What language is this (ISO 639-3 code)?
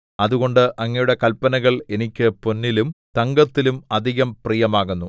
mal